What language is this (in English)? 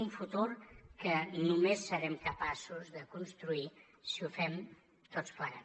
Catalan